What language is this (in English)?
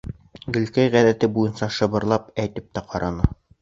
Bashkir